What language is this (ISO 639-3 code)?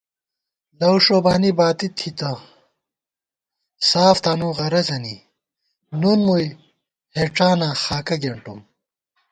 gwt